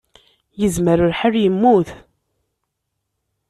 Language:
Kabyle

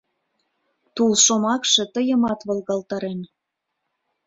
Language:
Mari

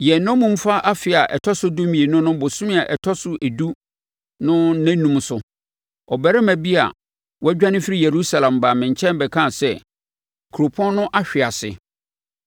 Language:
Akan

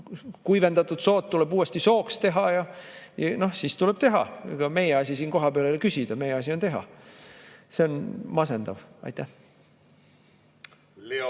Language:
Estonian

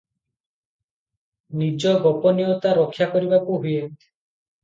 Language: Odia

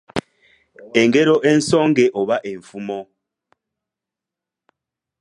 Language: Ganda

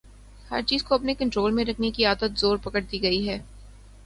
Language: Urdu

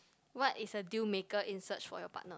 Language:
English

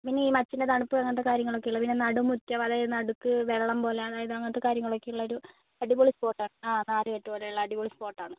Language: Malayalam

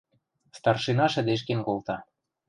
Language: Western Mari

